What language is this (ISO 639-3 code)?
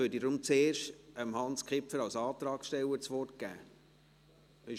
gsw